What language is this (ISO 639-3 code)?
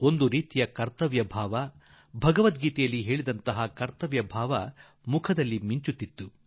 kan